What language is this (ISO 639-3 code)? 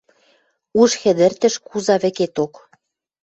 mrj